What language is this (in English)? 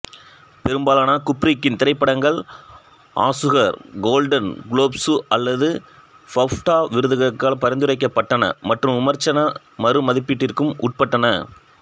Tamil